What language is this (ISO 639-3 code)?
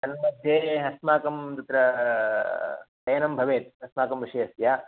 san